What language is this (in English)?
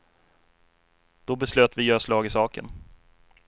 Swedish